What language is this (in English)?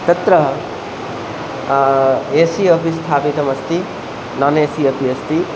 Sanskrit